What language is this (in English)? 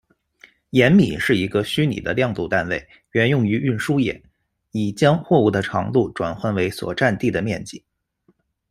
Chinese